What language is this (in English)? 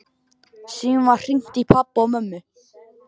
Icelandic